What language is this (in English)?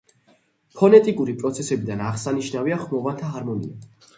Georgian